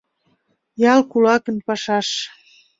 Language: Mari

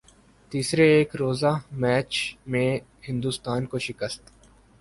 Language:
Urdu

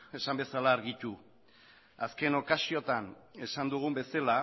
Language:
Basque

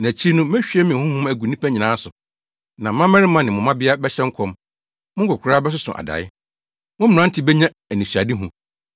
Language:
Akan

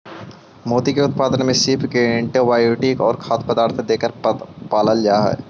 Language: Magahi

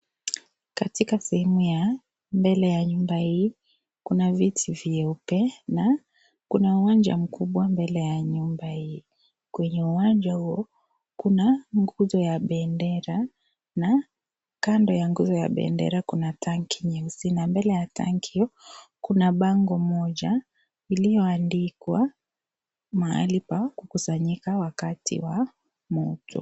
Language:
Swahili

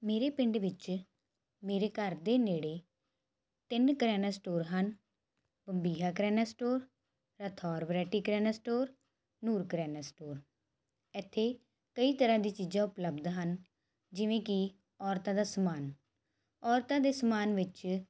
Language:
Punjabi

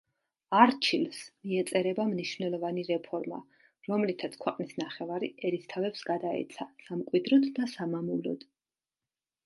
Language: Georgian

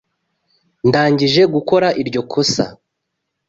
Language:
Kinyarwanda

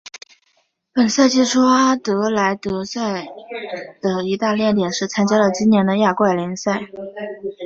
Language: Chinese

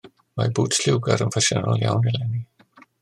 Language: Welsh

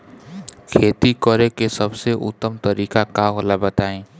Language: Bhojpuri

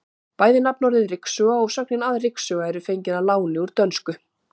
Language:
Icelandic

